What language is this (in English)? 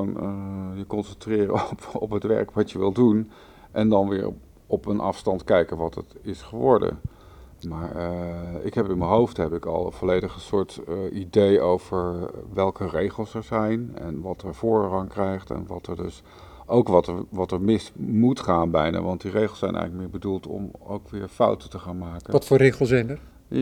Dutch